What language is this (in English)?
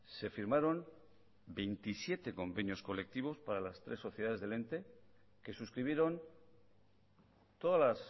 Spanish